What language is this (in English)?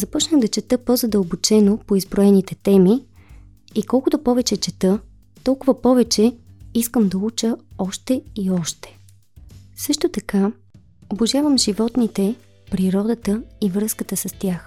Bulgarian